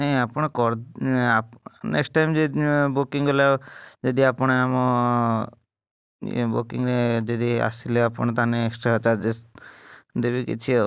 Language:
Odia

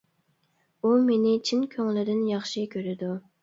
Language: Uyghur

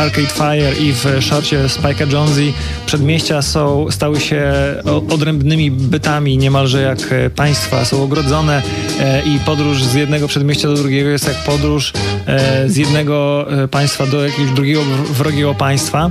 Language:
Polish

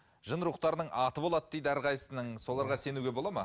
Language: Kazakh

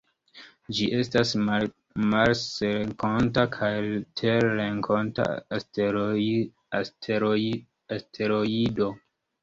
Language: Esperanto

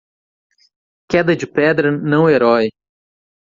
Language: Portuguese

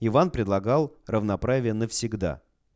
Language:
Russian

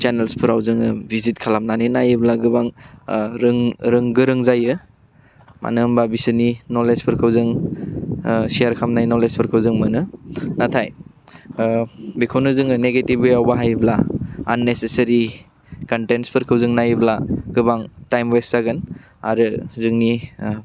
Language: Bodo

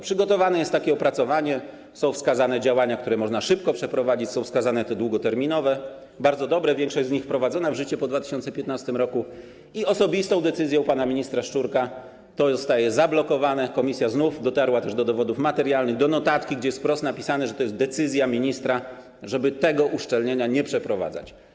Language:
Polish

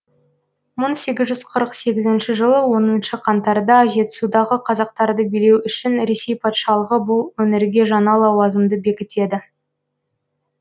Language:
Kazakh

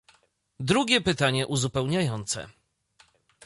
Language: Polish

